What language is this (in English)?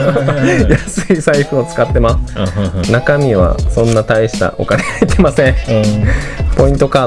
Japanese